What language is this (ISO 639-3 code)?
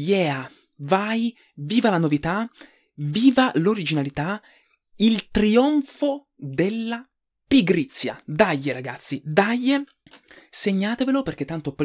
ita